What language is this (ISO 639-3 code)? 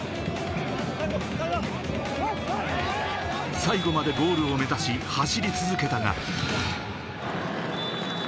jpn